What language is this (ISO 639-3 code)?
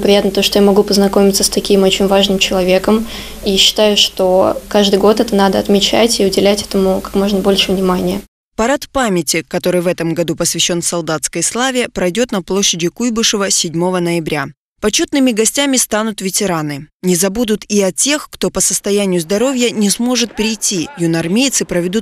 rus